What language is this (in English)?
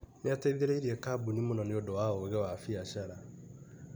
Kikuyu